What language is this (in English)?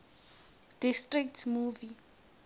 Swati